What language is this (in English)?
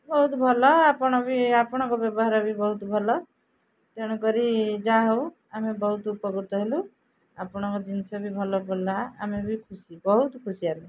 Odia